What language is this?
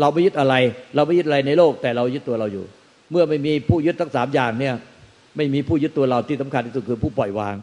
Thai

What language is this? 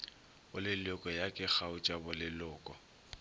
Northern Sotho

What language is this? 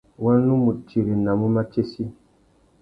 Tuki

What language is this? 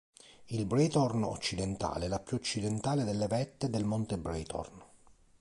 Italian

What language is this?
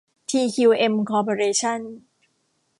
Thai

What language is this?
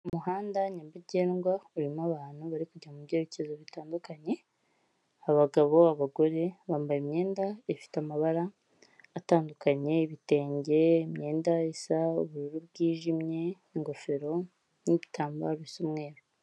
Kinyarwanda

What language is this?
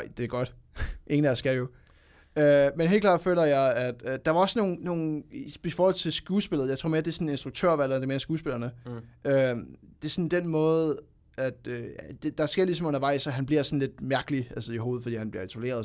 Danish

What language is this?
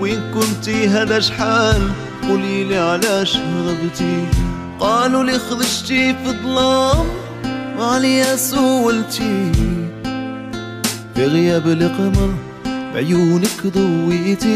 Arabic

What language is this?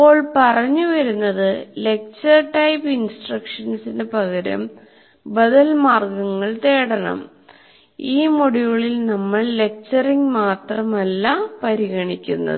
Malayalam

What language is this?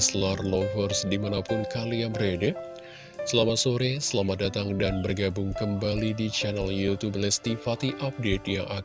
Indonesian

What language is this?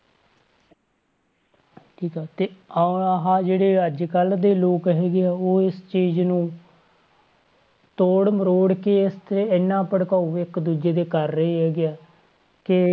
Punjabi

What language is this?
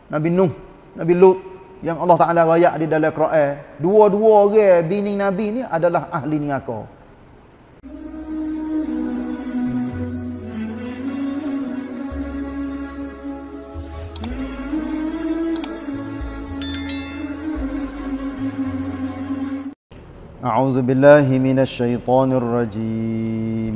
Malay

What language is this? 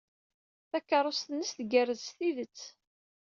Kabyle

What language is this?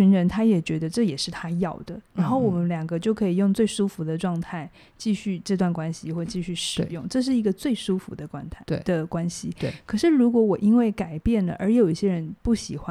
Chinese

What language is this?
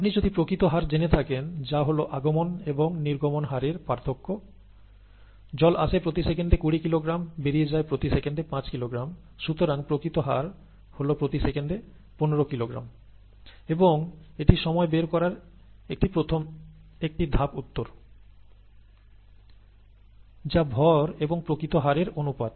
Bangla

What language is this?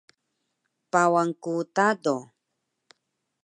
Taroko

